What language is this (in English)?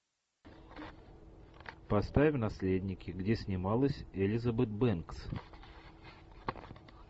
Russian